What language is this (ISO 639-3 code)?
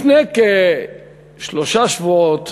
heb